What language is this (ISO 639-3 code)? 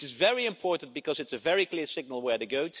eng